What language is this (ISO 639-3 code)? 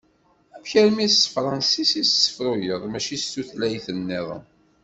kab